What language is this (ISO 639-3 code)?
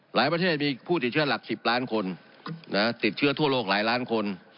tha